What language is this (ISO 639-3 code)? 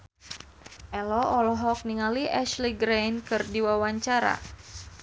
sun